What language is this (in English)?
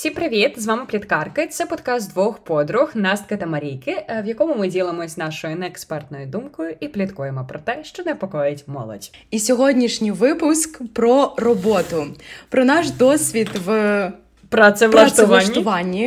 Ukrainian